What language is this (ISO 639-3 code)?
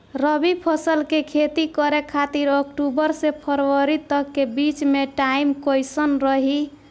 bho